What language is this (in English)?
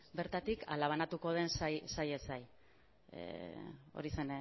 Basque